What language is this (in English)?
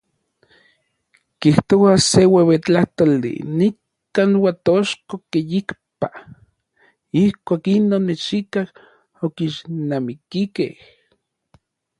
Orizaba Nahuatl